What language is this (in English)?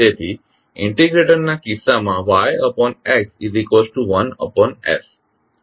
Gujarati